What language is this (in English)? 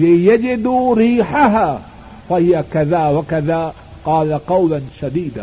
Urdu